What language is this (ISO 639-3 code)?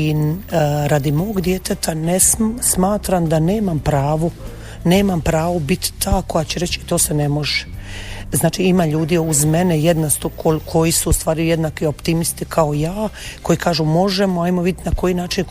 hrv